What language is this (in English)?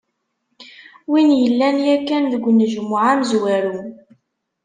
Kabyle